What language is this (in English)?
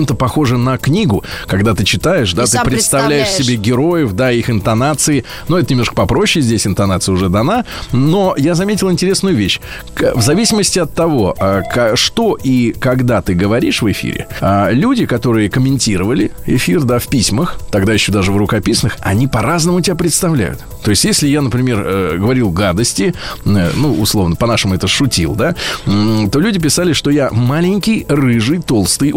Russian